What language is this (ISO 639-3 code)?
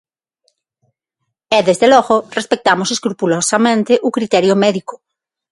glg